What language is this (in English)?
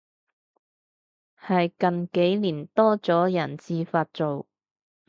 Cantonese